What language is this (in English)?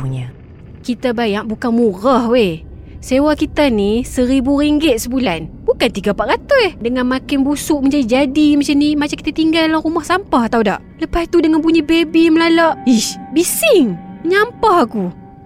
Malay